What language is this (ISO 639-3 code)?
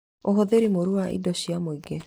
kik